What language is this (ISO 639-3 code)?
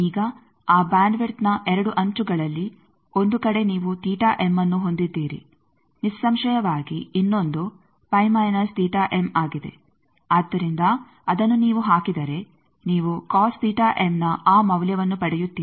kan